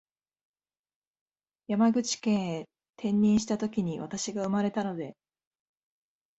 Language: Japanese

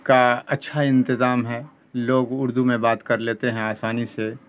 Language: Urdu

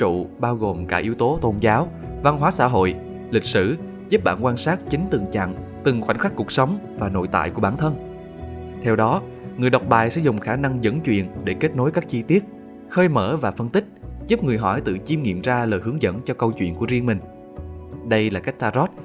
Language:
Vietnamese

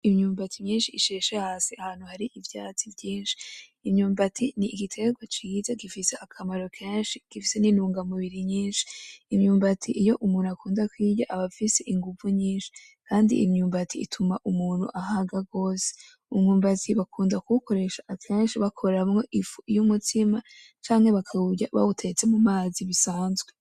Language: Rundi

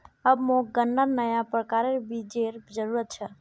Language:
Magahi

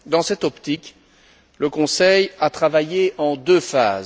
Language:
French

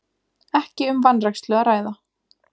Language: Icelandic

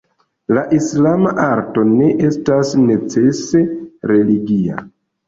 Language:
Esperanto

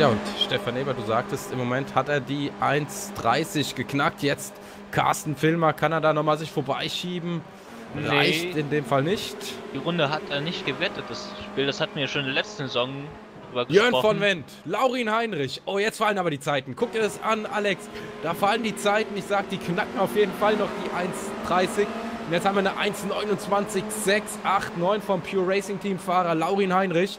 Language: German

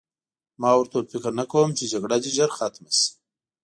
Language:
Pashto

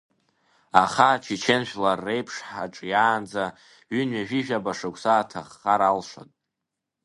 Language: Abkhazian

